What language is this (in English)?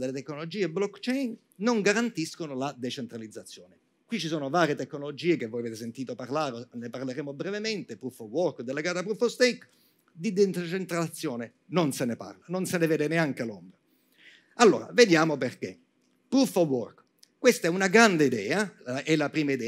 Italian